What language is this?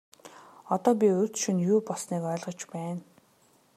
Mongolian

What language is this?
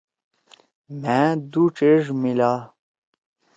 Torwali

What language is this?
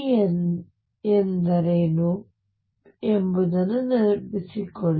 Kannada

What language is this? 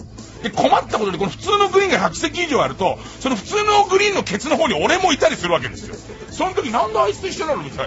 Japanese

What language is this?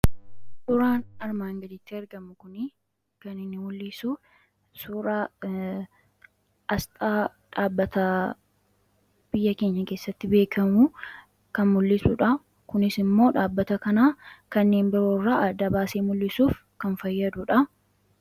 Oromo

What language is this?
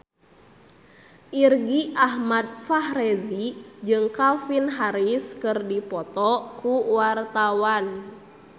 Sundanese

